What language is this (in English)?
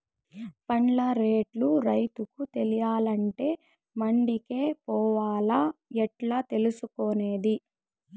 Telugu